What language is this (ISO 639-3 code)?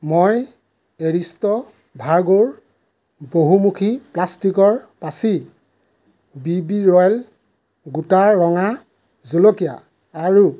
asm